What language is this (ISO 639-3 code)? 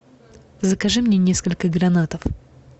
rus